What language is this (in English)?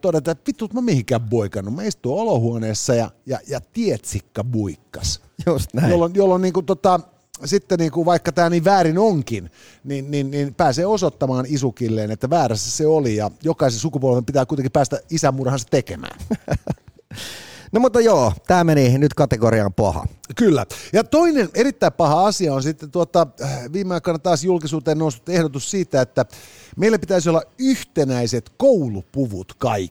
Finnish